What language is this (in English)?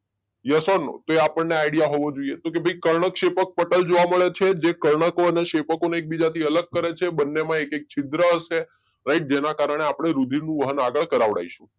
Gujarati